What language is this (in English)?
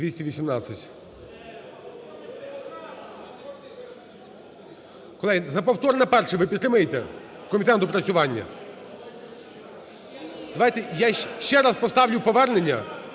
Ukrainian